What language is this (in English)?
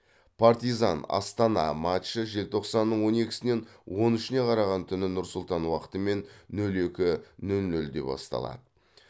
Kazakh